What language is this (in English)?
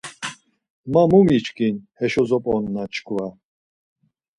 Laz